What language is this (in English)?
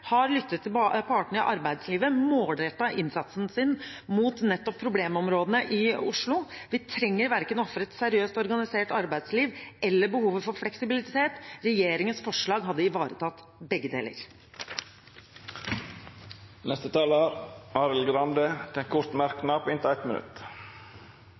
Norwegian